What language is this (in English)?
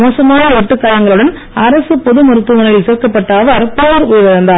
Tamil